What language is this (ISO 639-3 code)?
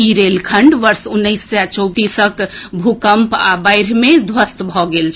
mai